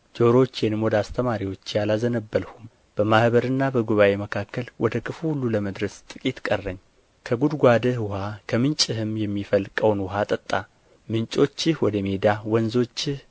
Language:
Amharic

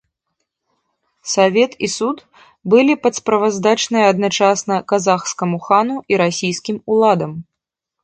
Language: Belarusian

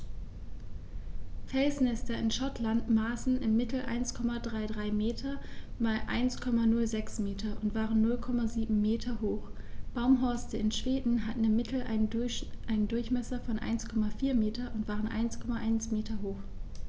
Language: German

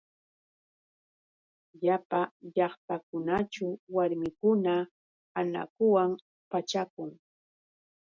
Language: Yauyos Quechua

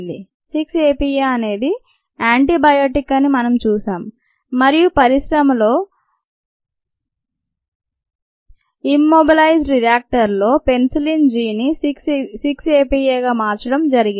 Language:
Telugu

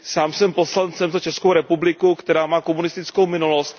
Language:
Czech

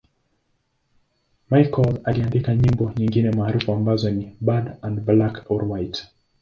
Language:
Swahili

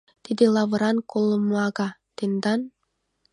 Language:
Mari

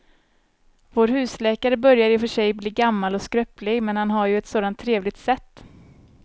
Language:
Swedish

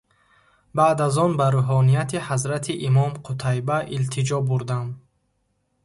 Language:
Tajik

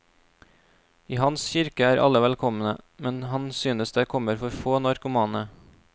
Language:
Norwegian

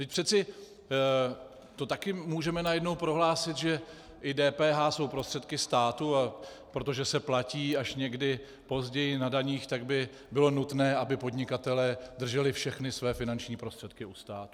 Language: Czech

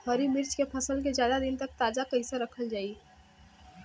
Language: Bhojpuri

